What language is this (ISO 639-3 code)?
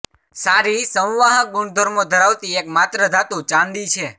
guj